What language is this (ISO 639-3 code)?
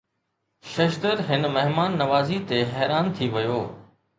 snd